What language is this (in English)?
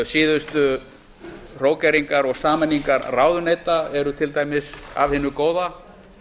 Icelandic